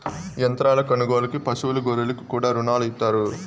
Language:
Telugu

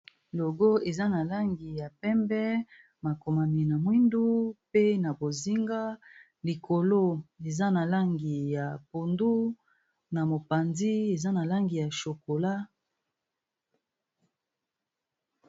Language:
Lingala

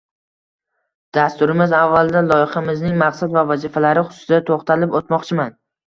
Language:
Uzbek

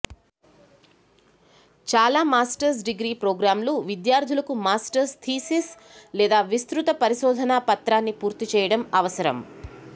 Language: Telugu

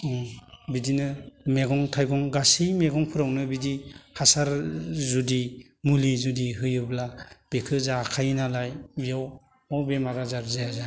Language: Bodo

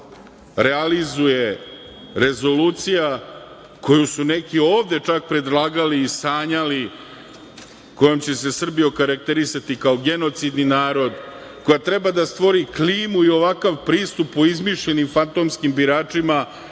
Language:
Serbian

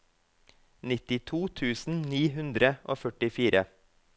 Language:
Norwegian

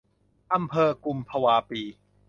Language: Thai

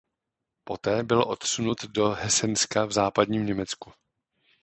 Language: Czech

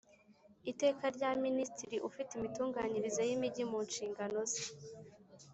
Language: Kinyarwanda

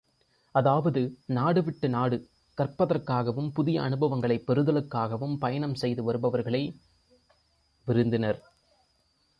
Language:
Tamil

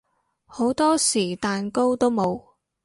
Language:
Cantonese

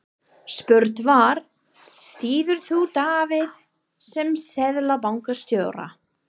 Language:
Icelandic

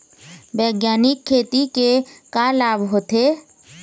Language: Chhattisgarhi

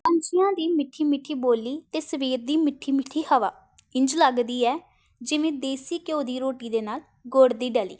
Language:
Punjabi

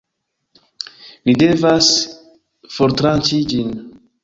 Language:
Esperanto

